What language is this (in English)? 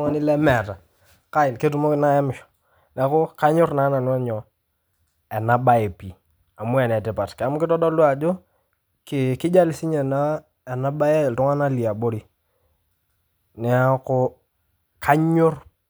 Masai